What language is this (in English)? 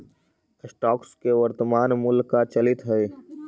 Magahi